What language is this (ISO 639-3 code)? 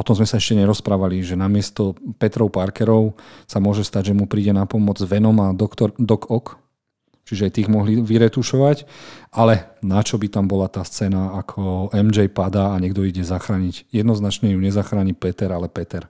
slk